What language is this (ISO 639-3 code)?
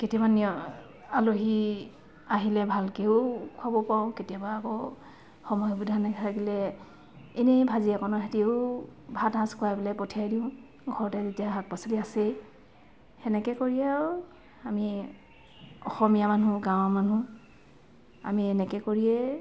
asm